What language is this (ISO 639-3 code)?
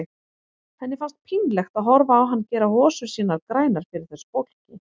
isl